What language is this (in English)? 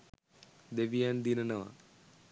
Sinhala